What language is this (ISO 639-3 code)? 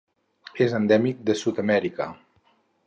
cat